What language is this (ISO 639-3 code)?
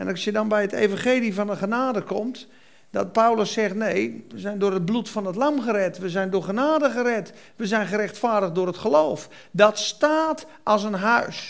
nld